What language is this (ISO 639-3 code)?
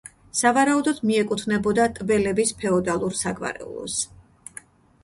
kat